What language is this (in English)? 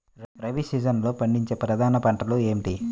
Telugu